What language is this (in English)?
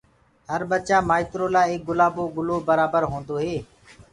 Gurgula